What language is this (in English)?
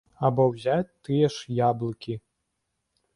Belarusian